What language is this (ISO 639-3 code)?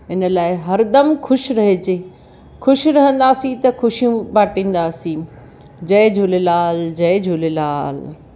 snd